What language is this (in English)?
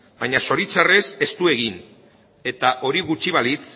Basque